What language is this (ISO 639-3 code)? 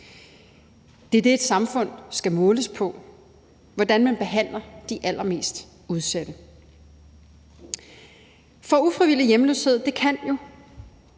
dan